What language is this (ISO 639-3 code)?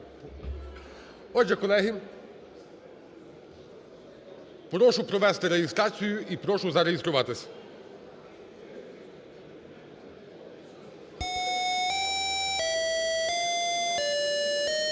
ukr